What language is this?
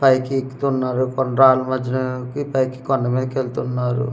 Telugu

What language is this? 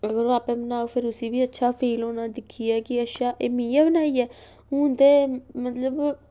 Dogri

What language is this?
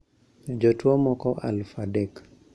Luo (Kenya and Tanzania)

